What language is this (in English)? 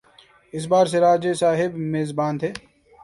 Urdu